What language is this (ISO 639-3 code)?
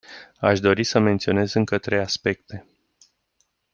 ron